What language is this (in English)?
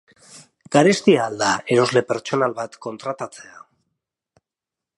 Basque